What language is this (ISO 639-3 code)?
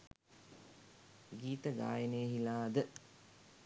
sin